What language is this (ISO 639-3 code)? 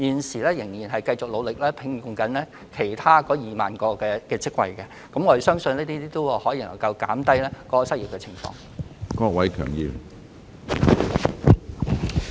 yue